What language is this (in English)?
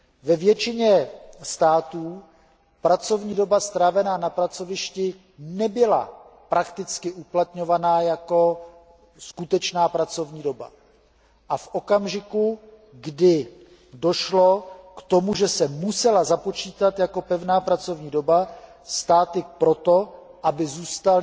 Czech